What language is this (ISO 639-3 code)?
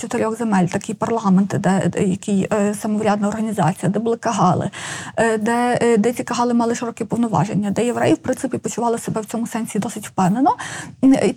ukr